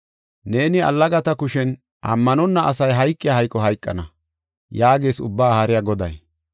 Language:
Gofa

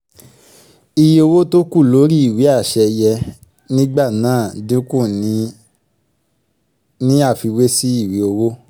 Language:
Yoruba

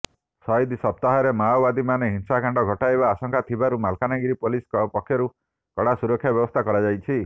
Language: Odia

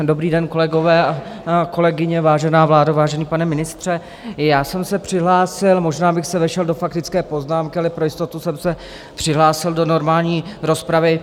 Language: Czech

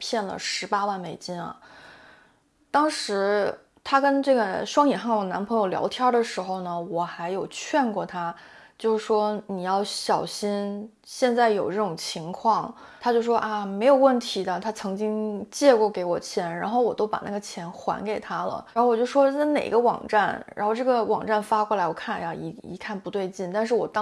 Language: Chinese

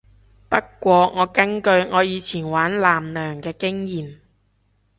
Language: Cantonese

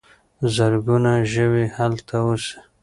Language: Pashto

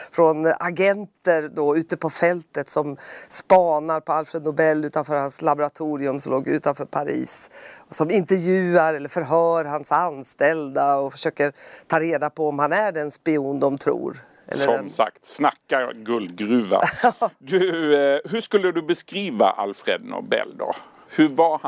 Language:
Swedish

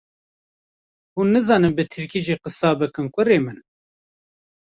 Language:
Kurdish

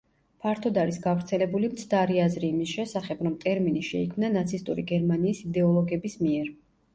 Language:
Georgian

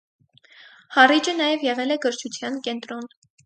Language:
Armenian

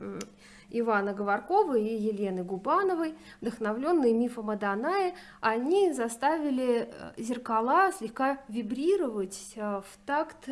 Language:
Russian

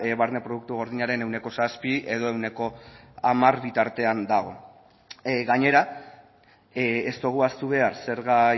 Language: Basque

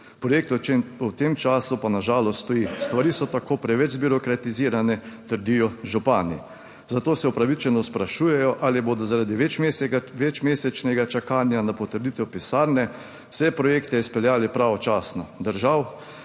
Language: Slovenian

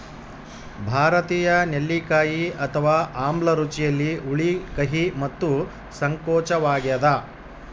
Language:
Kannada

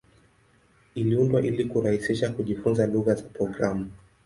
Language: Swahili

